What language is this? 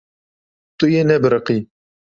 Kurdish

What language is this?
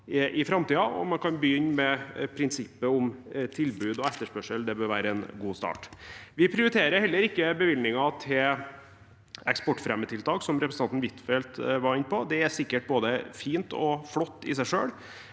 Norwegian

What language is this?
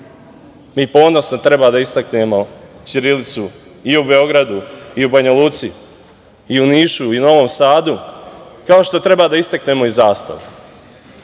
Serbian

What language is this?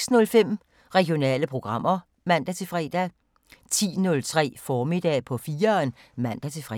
Danish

